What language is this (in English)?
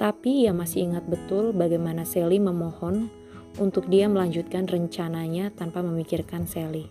Indonesian